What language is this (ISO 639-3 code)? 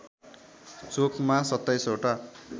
nep